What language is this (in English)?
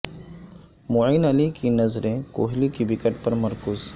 Urdu